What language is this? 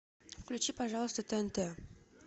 Russian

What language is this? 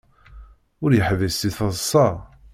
Kabyle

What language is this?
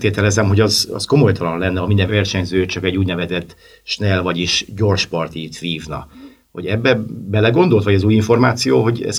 Hungarian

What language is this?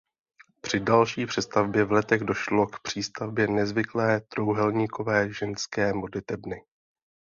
Czech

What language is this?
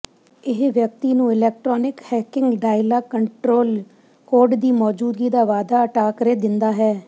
Punjabi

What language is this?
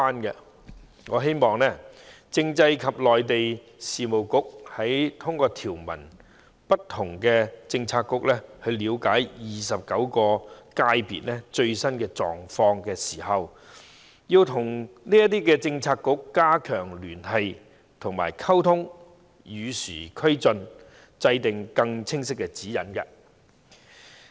Cantonese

